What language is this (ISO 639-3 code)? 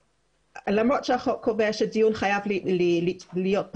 heb